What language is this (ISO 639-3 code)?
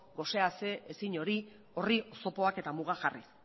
eus